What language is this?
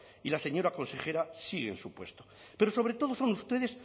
Spanish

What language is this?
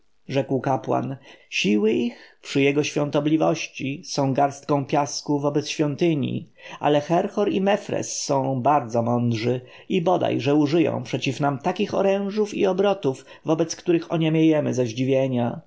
Polish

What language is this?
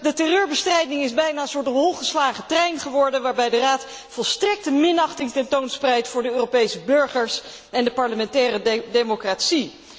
Dutch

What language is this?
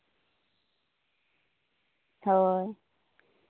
Santali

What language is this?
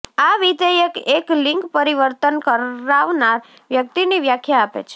Gujarati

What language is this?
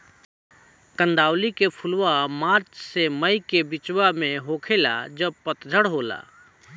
Bhojpuri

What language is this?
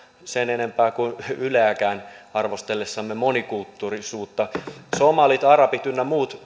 Finnish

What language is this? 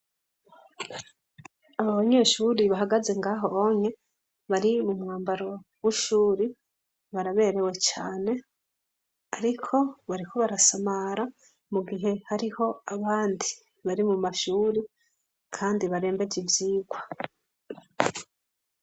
Rundi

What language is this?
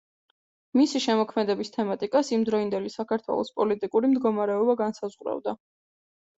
Georgian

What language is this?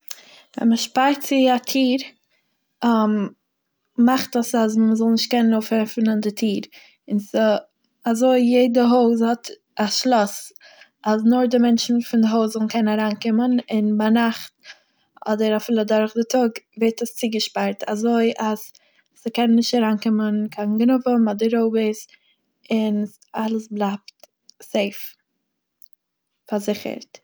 Yiddish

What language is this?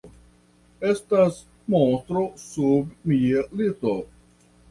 Esperanto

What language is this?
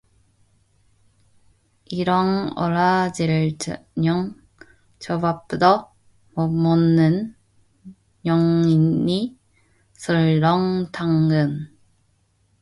Korean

